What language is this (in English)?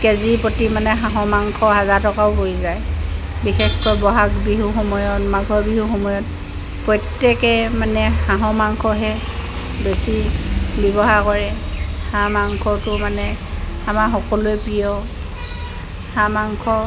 Assamese